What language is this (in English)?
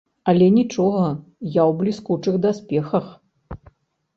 Belarusian